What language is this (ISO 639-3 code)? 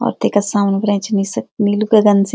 gbm